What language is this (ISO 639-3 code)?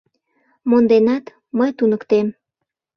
chm